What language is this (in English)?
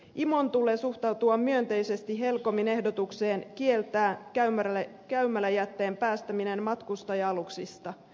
Finnish